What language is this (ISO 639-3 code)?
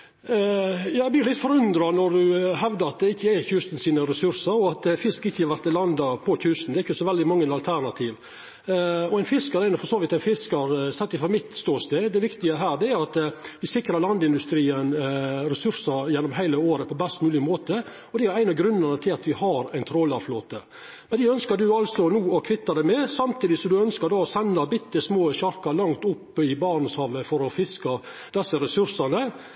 nno